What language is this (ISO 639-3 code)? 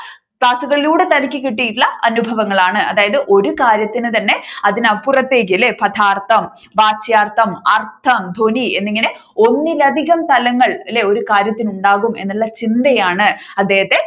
mal